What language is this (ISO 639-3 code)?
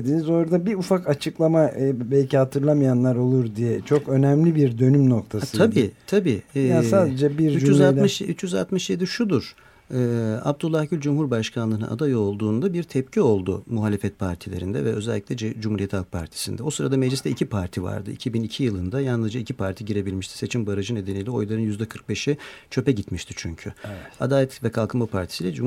tur